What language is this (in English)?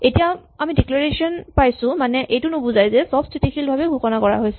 Assamese